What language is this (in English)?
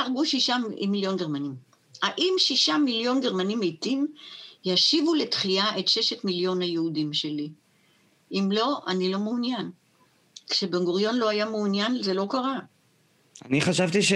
Hebrew